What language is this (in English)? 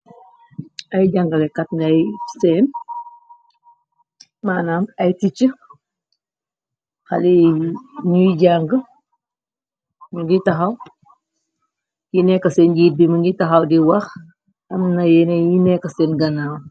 Wolof